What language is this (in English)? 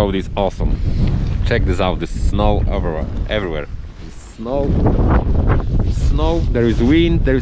English